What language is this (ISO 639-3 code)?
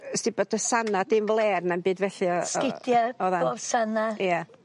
cym